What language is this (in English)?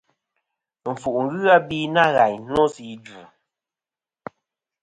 Kom